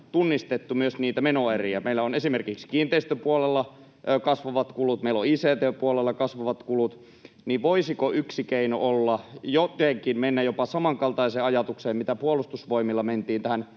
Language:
Finnish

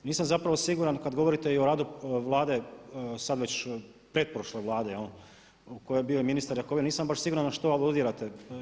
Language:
Croatian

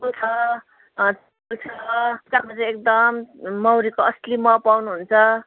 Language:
Nepali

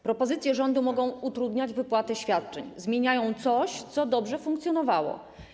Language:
Polish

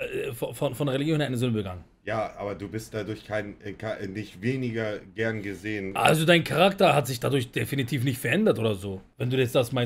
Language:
German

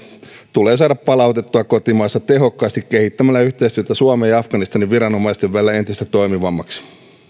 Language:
Finnish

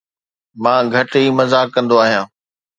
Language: Sindhi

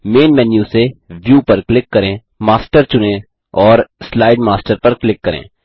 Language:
Hindi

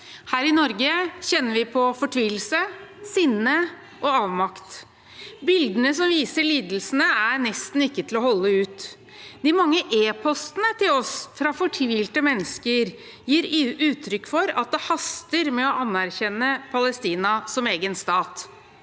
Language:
Norwegian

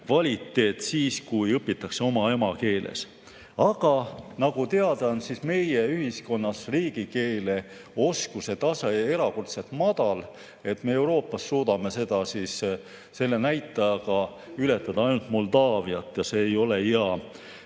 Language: Estonian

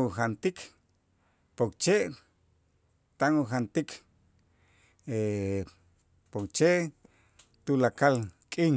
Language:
Itzá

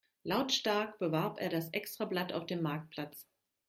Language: German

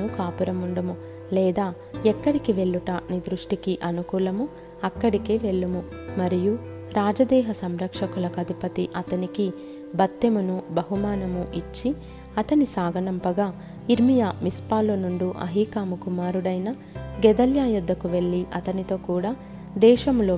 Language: Telugu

